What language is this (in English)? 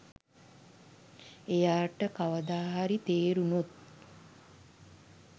Sinhala